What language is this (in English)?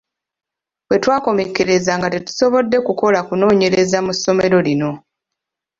Ganda